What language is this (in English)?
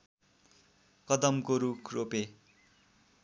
Nepali